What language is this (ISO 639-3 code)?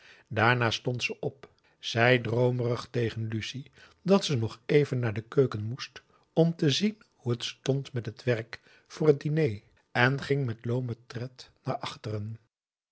nld